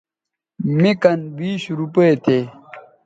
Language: Bateri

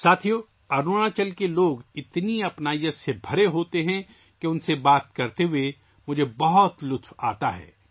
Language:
Urdu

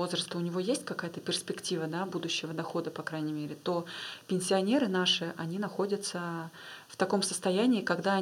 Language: Russian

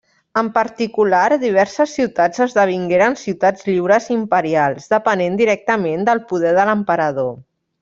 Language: Catalan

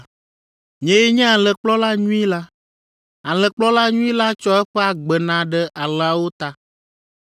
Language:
Ewe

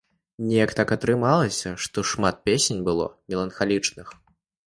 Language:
Belarusian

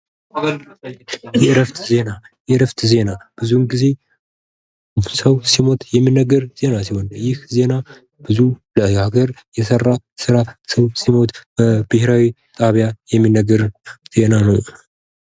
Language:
Amharic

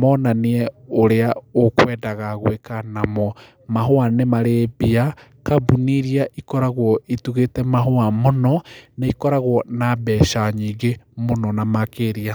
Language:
Kikuyu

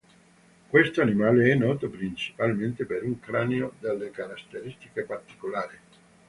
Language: Italian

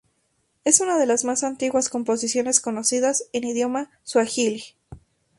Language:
Spanish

